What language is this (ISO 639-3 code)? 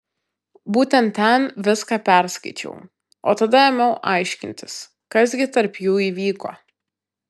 lit